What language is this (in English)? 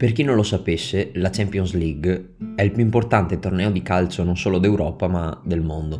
Italian